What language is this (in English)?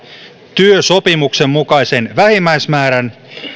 Finnish